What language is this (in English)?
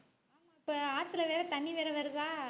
Tamil